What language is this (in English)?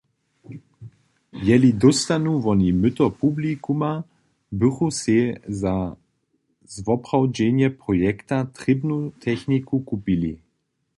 Upper Sorbian